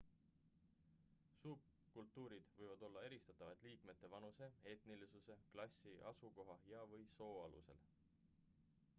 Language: Estonian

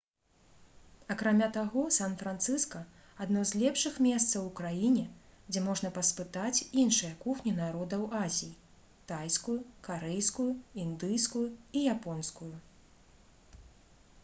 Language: Belarusian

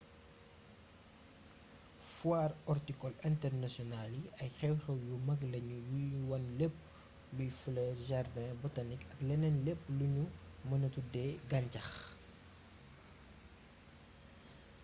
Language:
Wolof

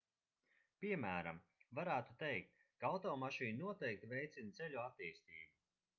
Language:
Latvian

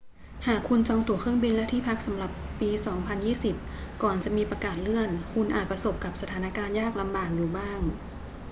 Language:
Thai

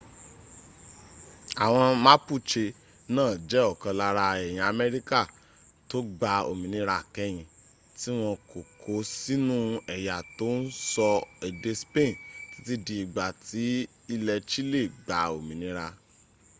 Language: Yoruba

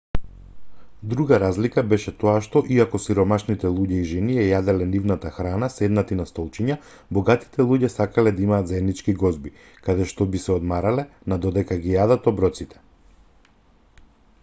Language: Macedonian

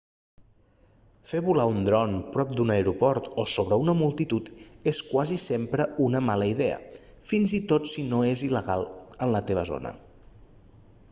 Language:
Catalan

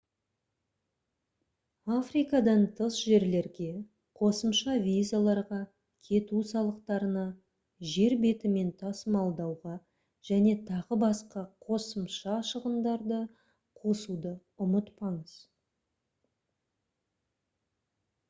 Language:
Kazakh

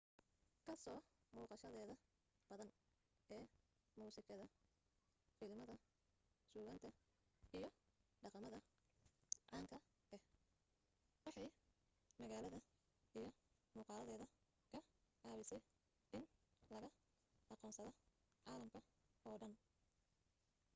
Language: Somali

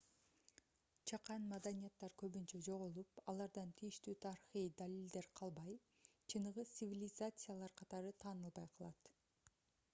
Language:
Kyrgyz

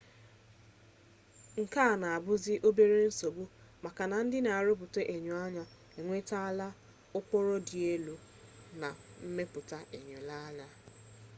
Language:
Igbo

